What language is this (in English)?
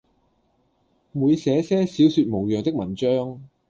Cantonese